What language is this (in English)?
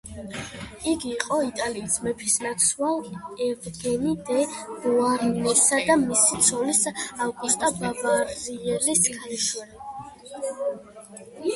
Georgian